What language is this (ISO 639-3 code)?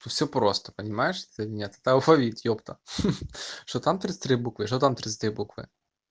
rus